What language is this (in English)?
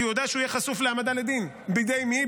Hebrew